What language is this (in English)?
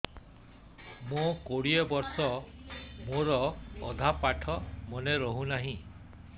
Odia